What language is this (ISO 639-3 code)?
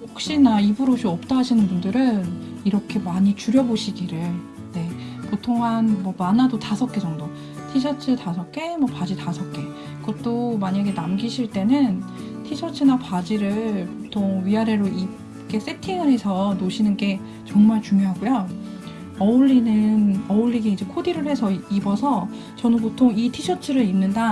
kor